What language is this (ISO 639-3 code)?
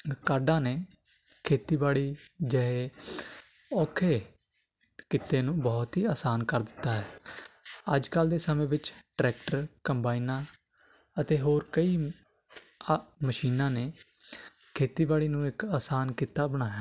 pan